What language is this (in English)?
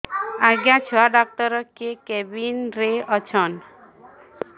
Odia